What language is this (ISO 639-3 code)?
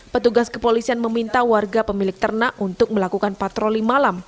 ind